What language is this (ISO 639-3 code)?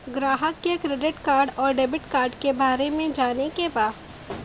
bho